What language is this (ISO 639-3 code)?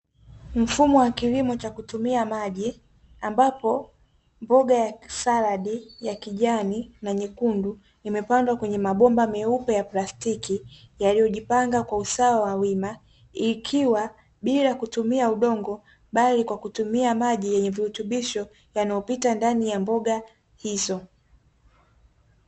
swa